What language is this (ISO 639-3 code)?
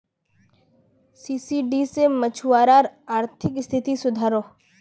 mag